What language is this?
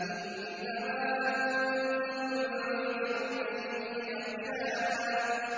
Arabic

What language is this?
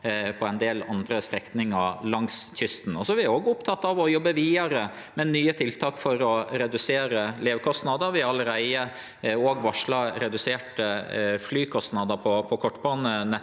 Norwegian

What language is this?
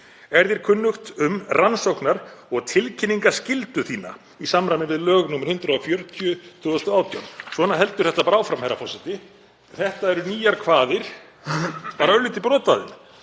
Icelandic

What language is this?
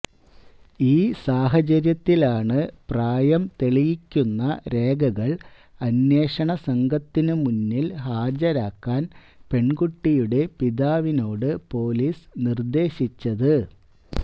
Malayalam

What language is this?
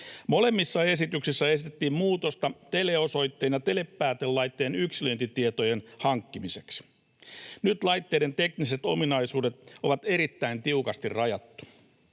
Finnish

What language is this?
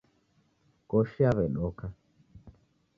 Taita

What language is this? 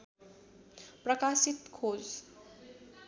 Nepali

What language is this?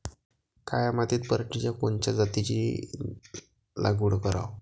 Marathi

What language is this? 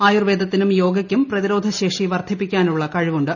Malayalam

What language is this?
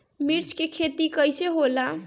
Bhojpuri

